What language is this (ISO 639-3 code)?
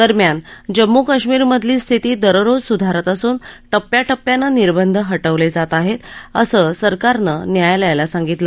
mar